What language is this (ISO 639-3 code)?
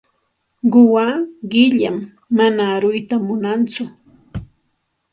qxt